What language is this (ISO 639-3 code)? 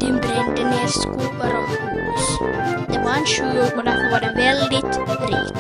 swe